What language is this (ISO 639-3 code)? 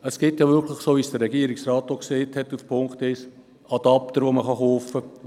gsw